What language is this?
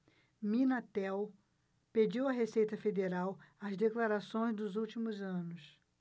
Portuguese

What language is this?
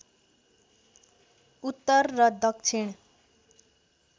Nepali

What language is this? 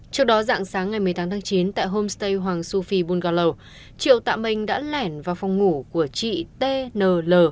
Vietnamese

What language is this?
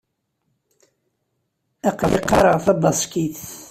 Kabyle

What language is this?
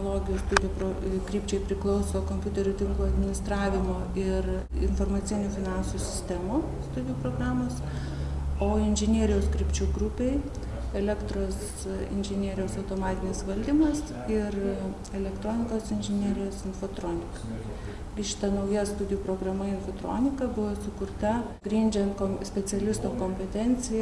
Spanish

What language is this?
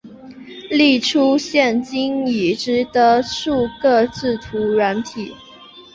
Chinese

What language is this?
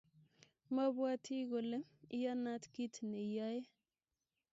Kalenjin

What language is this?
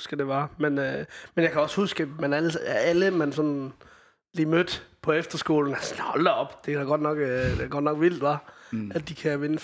Danish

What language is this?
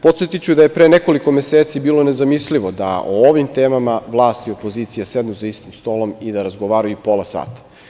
Serbian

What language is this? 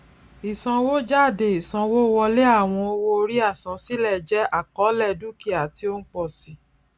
Yoruba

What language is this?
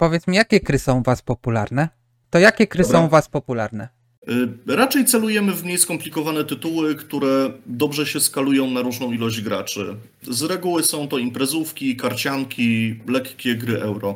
Polish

